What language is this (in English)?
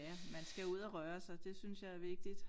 Danish